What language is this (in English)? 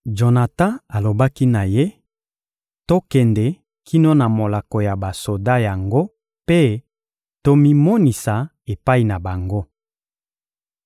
Lingala